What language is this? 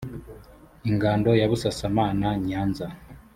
Kinyarwanda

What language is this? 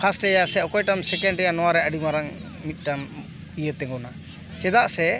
Santali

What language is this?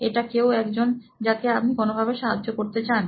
Bangla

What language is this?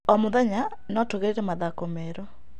Kikuyu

